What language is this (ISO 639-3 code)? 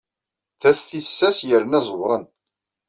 kab